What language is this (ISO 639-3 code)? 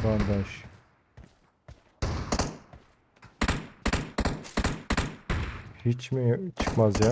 tur